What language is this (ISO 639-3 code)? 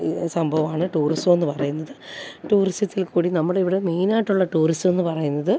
mal